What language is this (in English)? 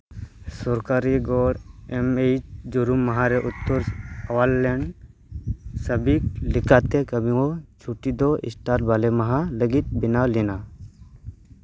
Santali